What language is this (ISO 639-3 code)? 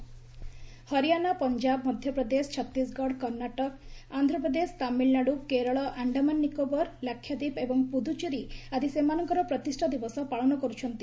ori